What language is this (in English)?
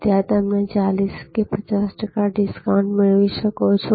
Gujarati